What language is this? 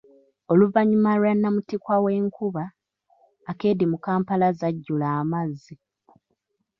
Ganda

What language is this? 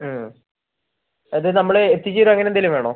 Malayalam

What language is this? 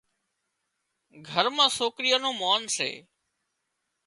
Wadiyara Koli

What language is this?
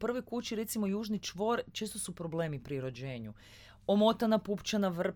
Croatian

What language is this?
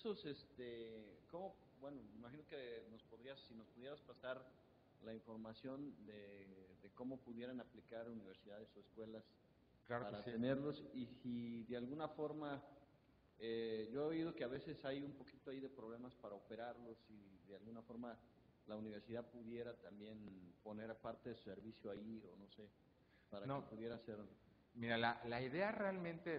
Spanish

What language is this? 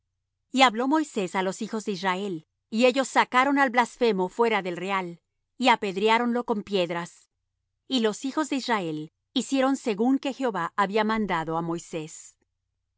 Spanish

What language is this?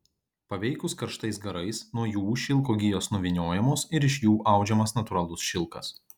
Lithuanian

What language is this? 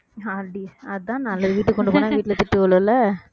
Tamil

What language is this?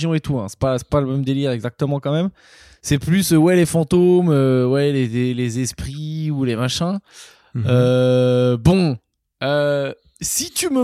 French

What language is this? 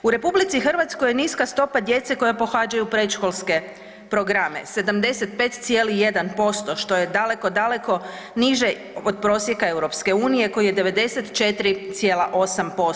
Croatian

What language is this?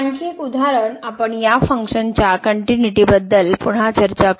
Marathi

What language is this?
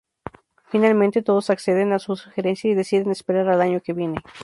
Spanish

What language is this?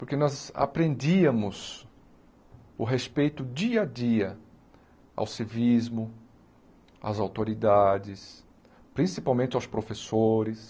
Portuguese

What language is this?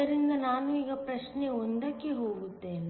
Kannada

